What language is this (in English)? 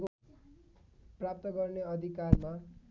Nepali